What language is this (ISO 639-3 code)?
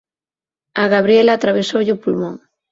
glg